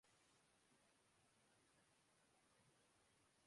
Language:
Urdu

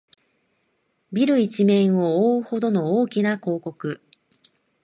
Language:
Japanese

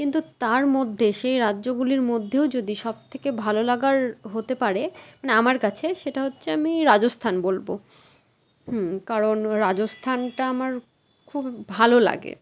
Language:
Bangla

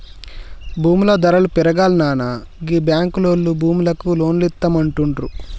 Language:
Telugu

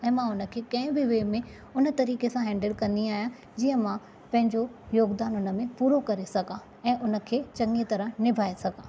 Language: Sindhi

